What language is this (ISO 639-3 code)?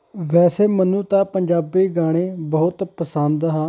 pan